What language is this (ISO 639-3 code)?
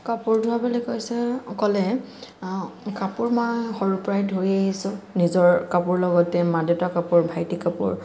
asm